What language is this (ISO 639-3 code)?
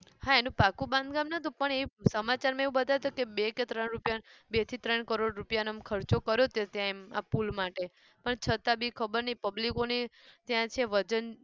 guj